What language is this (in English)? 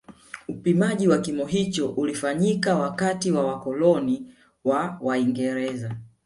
Swahili